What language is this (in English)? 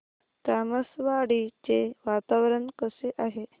Marathi